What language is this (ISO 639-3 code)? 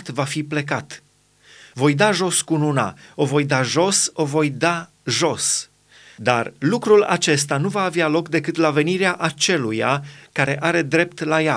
ron